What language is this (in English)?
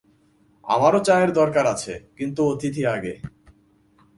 Bangla